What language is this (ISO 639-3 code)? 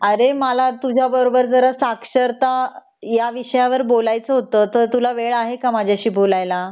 mar